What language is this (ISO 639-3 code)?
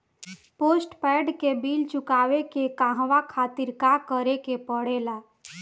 bho